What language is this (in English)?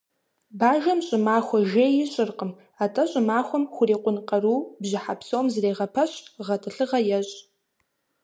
Kabardian